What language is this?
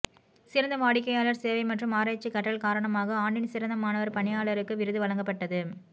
Tamil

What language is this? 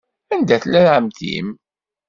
Kabyle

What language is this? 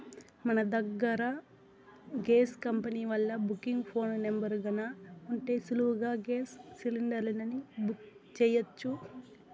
Telugu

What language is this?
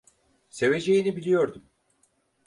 Turkish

